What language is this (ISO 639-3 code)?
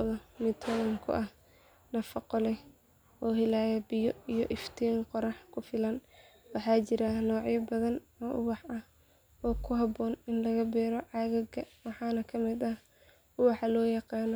som